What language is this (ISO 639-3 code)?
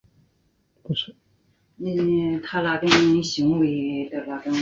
zho